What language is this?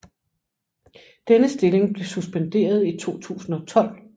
Danish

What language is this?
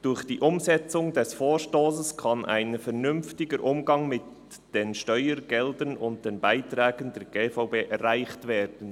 Swiss German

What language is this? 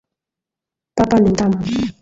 Swahili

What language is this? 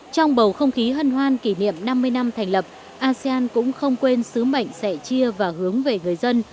Vietnamese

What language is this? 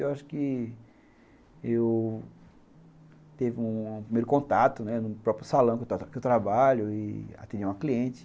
Portuguese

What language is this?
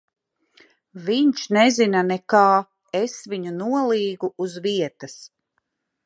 Latvian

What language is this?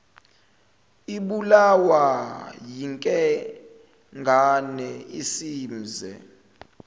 Zulu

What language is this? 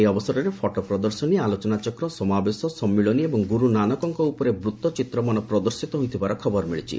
Odia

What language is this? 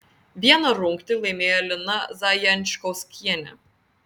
Lithuanian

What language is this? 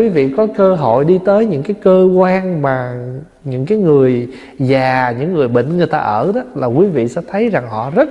Vietnamese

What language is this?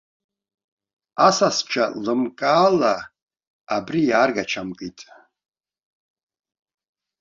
Abkhazian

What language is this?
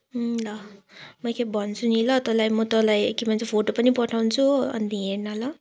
Nepali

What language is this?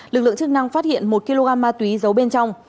Vietnamese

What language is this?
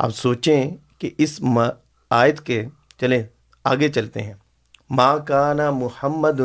Urdu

